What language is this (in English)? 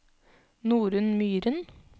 Norwegian